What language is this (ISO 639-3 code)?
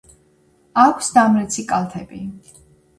kat